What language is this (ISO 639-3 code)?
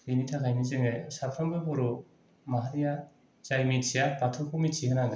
brx